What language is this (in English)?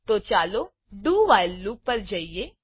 Gujarati